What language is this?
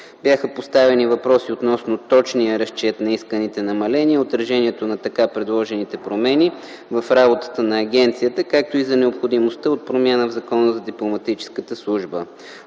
Bulgarian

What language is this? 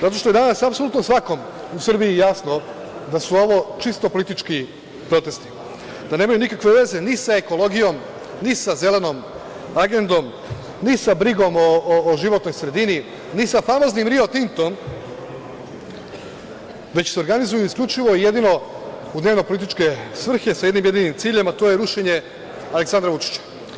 Serbian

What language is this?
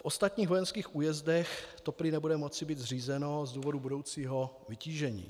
Czech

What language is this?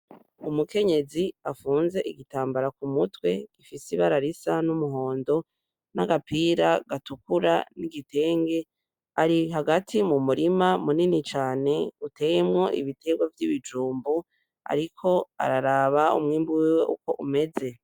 Rundi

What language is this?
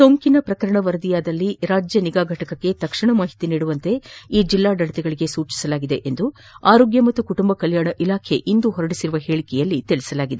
Kannada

